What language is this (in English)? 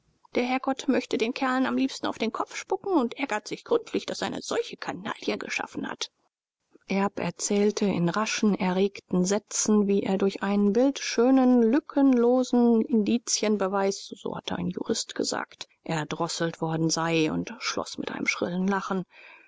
German